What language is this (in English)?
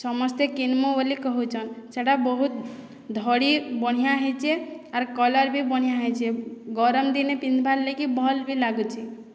Odia